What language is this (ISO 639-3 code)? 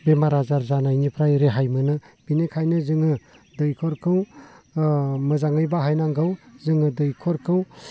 brx